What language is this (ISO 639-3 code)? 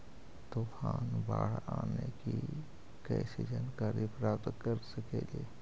mag